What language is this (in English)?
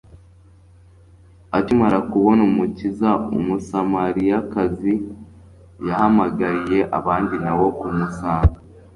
Kinyarwanda